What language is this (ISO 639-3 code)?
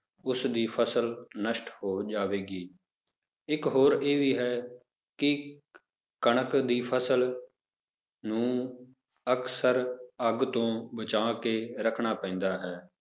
pan